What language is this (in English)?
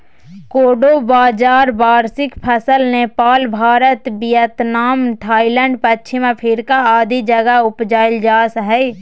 Magahi